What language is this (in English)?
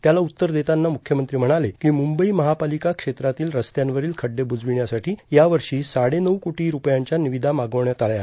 Marathi